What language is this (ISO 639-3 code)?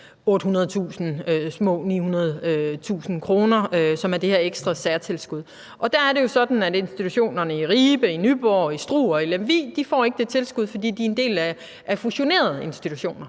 dan